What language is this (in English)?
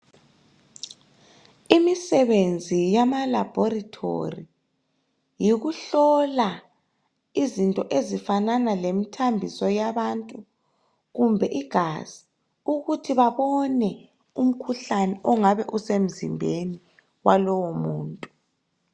North Ndebele